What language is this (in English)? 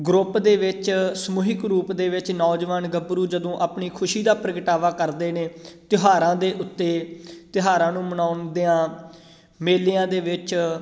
Punjabi